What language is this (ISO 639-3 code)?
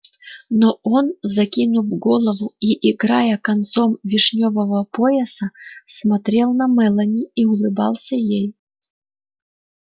rus